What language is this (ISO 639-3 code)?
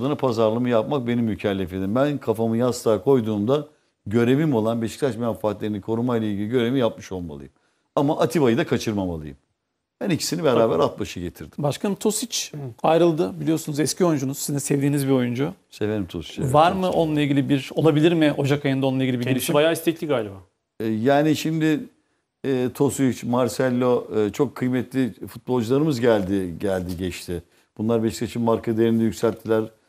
tur